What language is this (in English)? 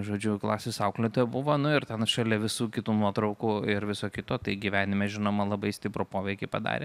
Lithuanian